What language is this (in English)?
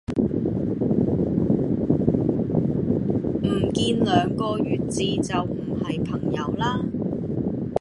Cantonese